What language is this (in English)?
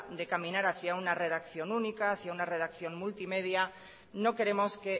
Spanish